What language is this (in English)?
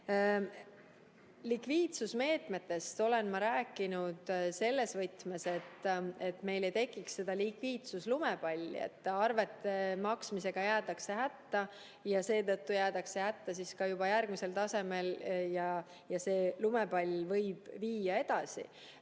Estonian